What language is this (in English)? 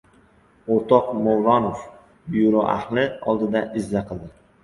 Uzbek